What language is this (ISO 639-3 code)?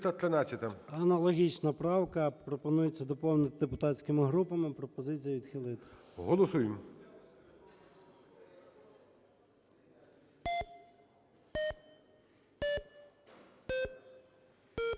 ukr